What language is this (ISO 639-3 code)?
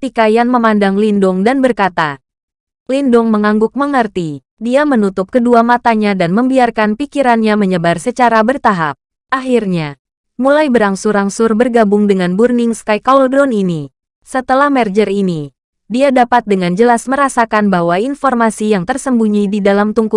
ind